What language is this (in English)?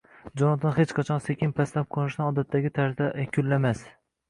Uzbek